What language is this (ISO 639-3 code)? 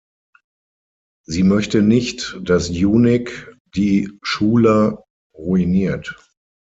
deu